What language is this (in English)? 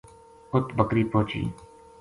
Gujari